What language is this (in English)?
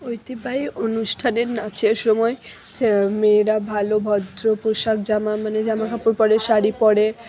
Bangla